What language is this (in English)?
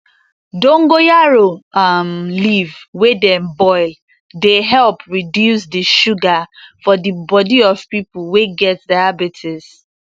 Nigerian Pidgin